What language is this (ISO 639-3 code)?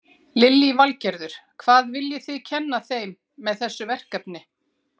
isl